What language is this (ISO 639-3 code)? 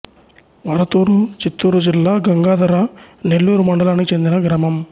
tel